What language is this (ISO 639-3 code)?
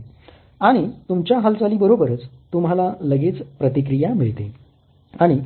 mar